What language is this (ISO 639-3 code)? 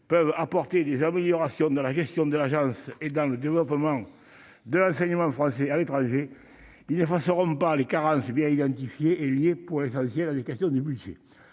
fra